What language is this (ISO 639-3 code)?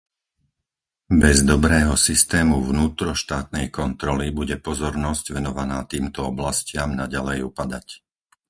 slk